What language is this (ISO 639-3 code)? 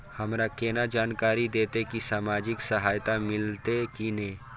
mai